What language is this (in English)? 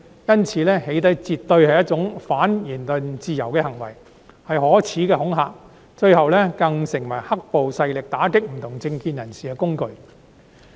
Cantonese